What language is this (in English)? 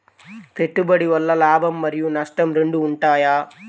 Telugu